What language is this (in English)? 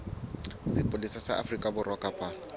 Southern Sotho